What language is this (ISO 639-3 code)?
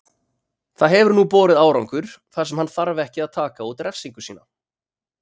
isl